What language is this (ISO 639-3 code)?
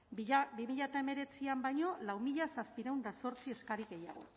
eus